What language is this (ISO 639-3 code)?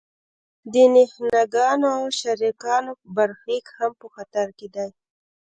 pus